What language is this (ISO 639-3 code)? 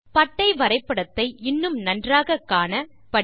tam